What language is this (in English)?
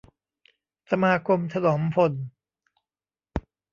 Thai